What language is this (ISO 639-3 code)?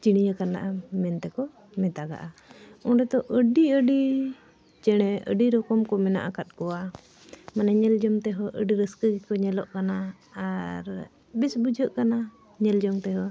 sat